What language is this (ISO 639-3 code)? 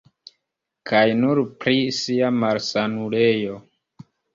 epo